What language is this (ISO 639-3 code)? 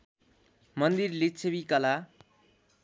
nep